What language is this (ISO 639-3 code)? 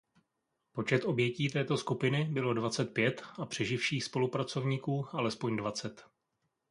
ces